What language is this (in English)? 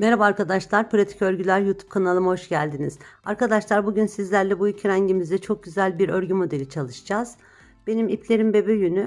Turkish